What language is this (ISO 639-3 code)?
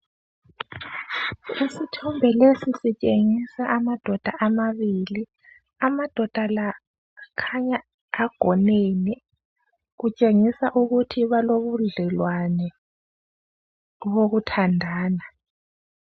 nde